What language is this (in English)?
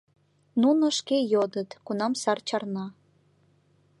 Mari